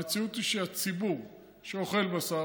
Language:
Hebrew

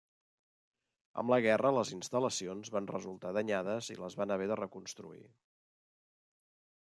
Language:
Catalan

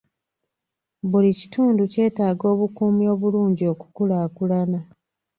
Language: Ganda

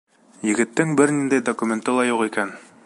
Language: Bashkir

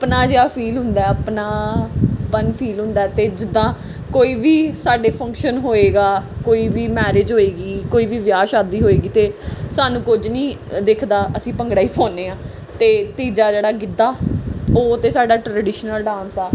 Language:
Punjabi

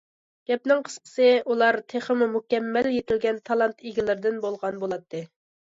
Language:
Uyghur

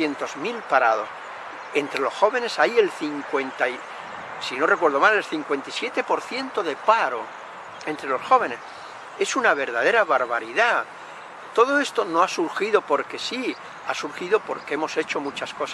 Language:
Spanish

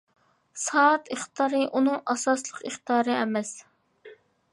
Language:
Uyghur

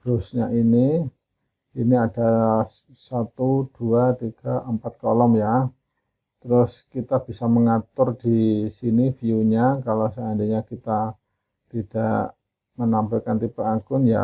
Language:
Indonesian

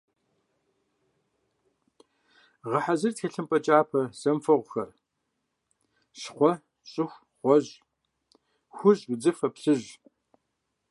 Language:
Kabardian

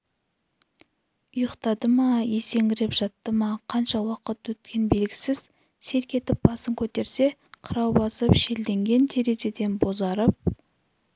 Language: Kazakh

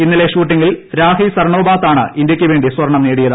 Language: Malayalam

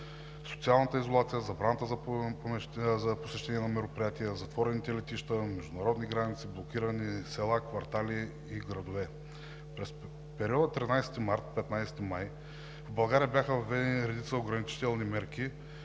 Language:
Bulgarian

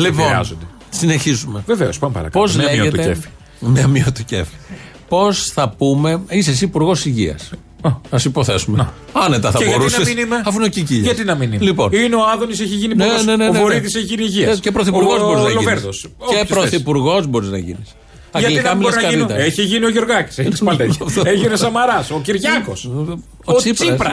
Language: Greek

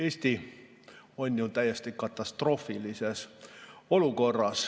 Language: Estonian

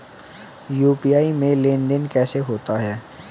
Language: Hindi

